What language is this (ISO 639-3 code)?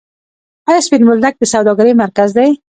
pus